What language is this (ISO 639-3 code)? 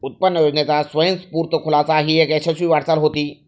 mar